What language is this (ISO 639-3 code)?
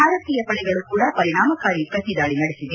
kan